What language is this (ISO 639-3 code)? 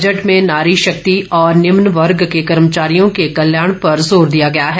hin